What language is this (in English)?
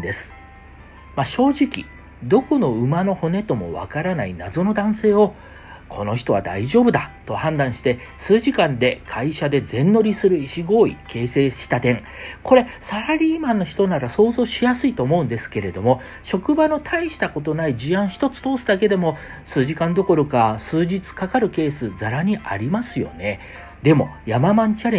Japanese